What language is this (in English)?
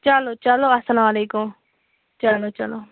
Kashmiri